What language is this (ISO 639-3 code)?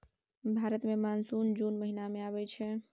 mai